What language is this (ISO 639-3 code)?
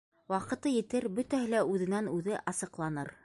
bak